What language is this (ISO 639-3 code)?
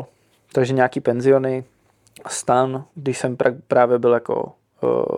ces